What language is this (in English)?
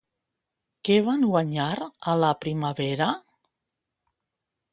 Catalan